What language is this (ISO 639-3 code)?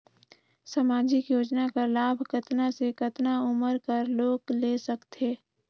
hne